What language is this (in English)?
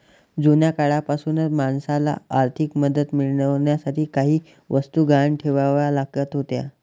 Marathi